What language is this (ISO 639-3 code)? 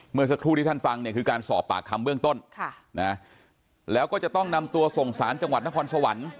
tha